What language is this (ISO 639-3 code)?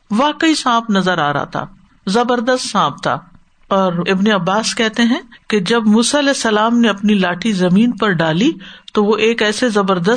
urd